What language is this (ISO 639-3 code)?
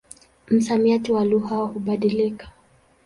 swa